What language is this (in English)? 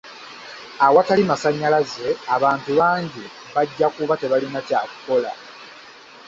Ganda